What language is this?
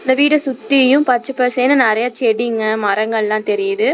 Tamil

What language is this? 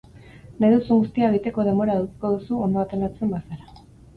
Basque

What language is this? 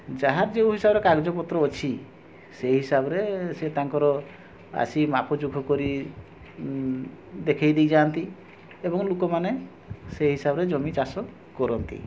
Odia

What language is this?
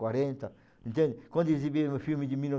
Portuguese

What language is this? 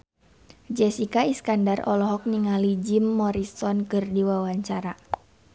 Sundanese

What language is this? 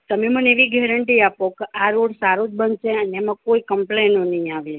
Gujarati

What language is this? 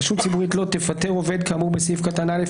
Hebrew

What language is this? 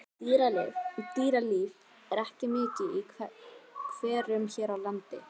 Icelandic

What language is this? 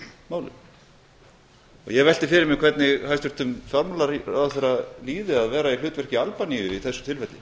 Icelandic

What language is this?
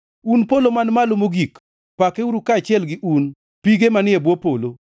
Luo (Kenya and Tanzania)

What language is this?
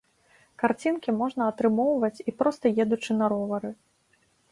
Belarusian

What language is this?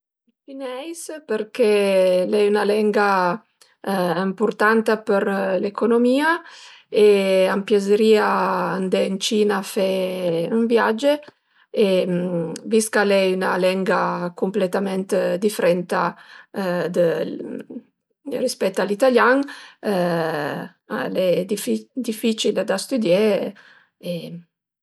Piedmontese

